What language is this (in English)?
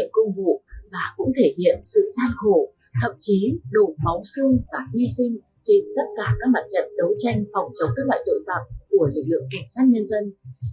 Vietnamese